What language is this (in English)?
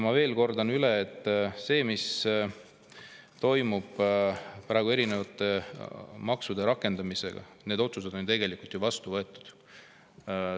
Estonian